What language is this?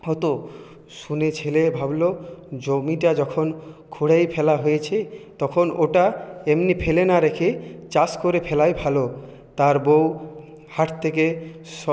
Bangla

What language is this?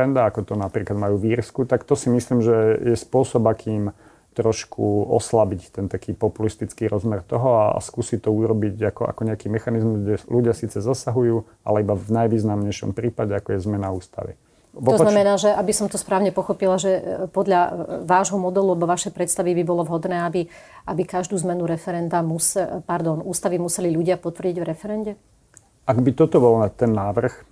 Slovak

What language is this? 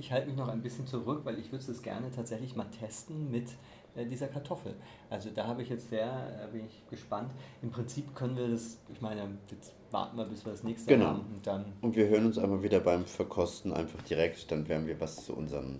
German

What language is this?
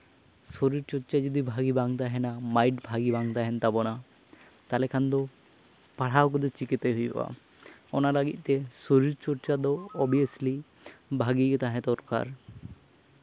Santali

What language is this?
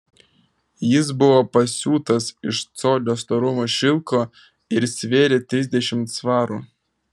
Lithuanian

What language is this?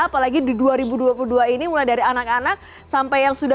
Indonesian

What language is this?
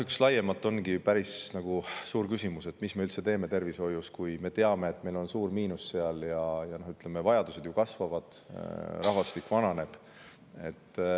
Estonian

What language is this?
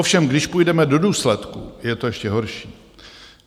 Czech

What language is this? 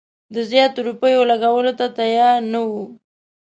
Pashto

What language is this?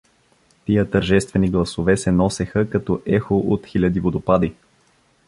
Bulgarian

